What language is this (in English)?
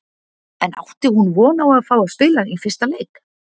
Icelandic